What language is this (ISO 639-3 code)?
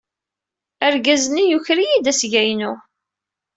kab